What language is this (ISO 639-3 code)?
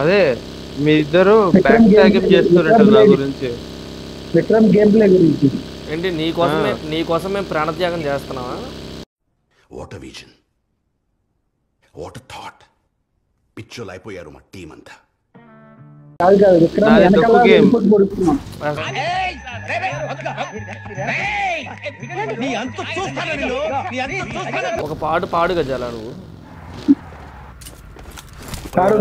tel